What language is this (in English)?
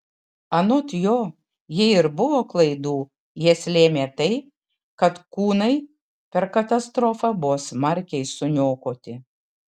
Lithuanian